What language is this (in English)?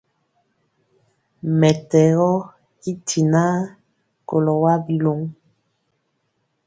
Mpiemo